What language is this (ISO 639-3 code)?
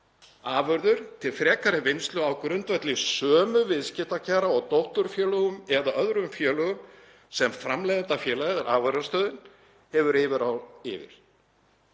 isl